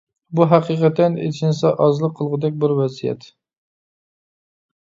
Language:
Uyghur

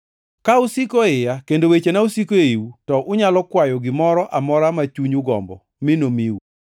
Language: Luo (Kenya and Tanzania)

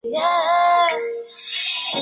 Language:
Chinese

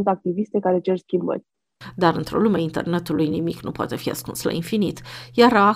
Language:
Romanian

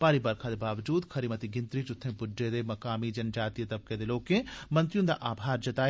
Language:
Dogri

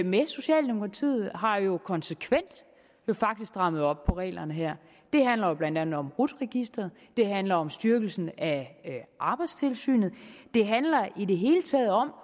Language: Danish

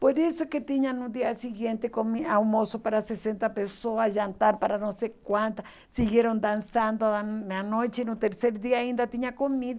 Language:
Portuguese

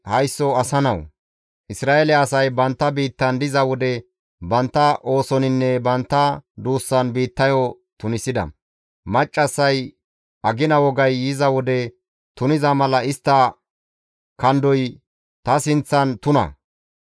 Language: Gamo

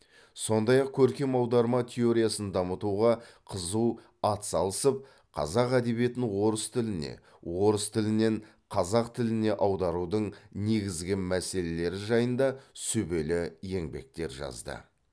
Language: Kazakh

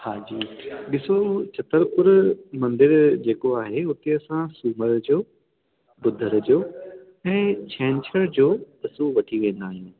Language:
Sindhi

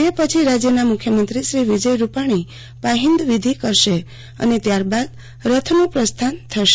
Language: Gujarati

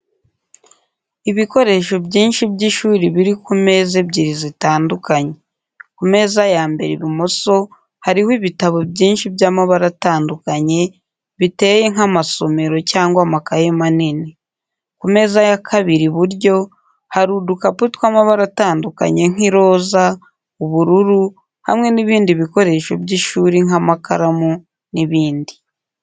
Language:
Kinyarwanda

